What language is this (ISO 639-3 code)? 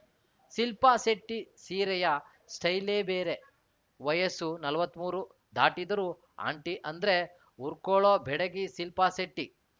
kan